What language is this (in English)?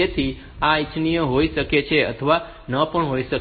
Gujarati